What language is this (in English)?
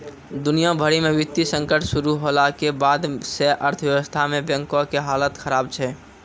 Maithili